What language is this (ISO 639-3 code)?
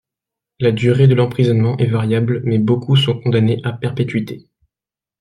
fra